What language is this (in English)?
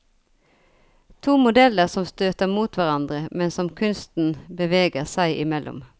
Norwegian